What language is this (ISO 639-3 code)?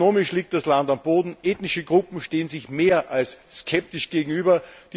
deu